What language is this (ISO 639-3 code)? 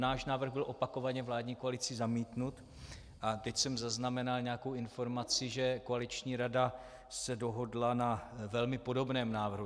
ces